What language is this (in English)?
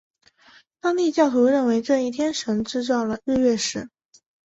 Chinese